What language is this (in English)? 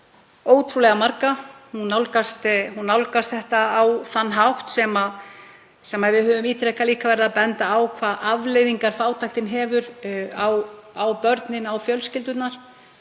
Icelandic